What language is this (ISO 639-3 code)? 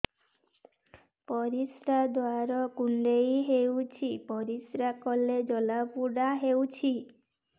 ori